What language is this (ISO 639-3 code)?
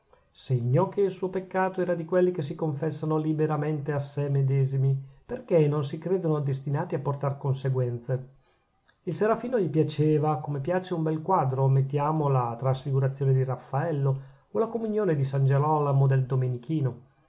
ita